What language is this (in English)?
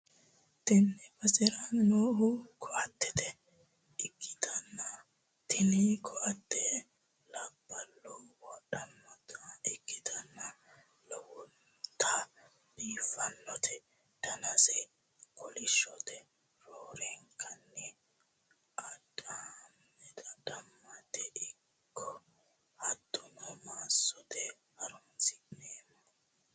Sidamo